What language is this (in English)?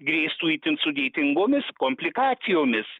Lithuanian